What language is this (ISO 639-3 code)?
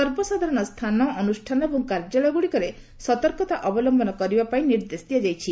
ori